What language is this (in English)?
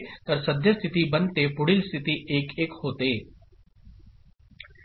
Marathi